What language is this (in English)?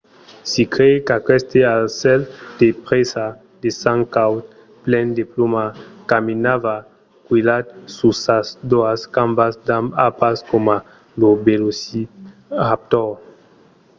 Occitan